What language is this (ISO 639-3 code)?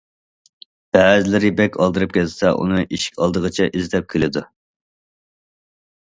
uig